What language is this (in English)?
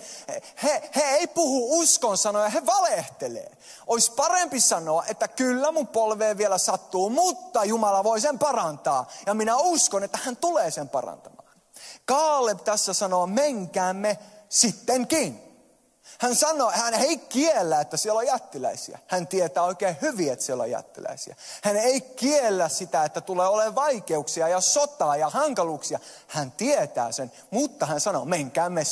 Finnish